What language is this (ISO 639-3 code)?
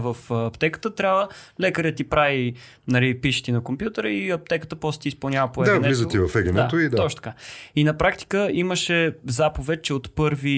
bul